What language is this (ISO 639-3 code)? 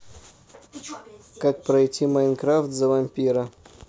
rus